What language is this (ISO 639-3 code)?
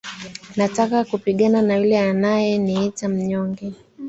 swa